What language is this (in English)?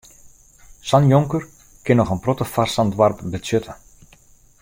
Western Frisian